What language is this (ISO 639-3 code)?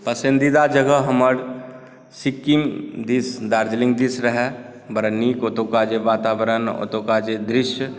mai